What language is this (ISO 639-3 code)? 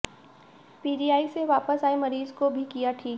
hin